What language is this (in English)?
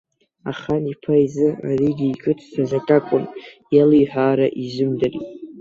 Abkhazian